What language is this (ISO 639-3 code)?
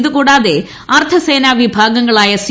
mal